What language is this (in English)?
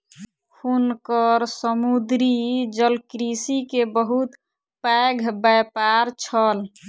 Maithili